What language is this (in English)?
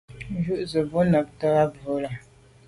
Medumba